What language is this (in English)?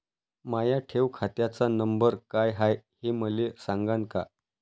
Marathi